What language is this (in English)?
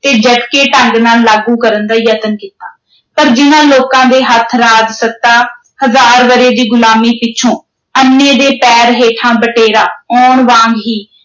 Punjabi